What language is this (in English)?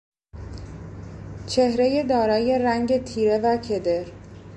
Persian